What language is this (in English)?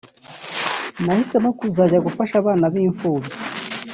Kinyarwanda